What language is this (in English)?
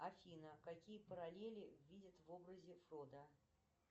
Russian